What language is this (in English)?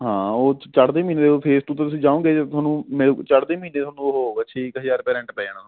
Punjabi